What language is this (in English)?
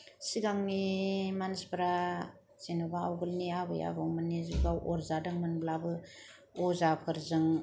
Bodo